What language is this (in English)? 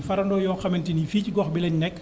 Wolof